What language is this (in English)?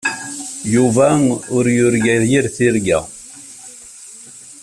Kabyle